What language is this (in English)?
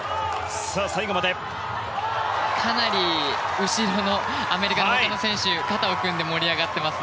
Japanese